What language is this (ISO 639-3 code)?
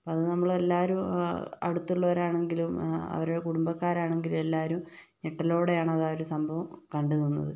mal